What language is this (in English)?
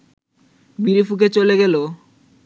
Bangla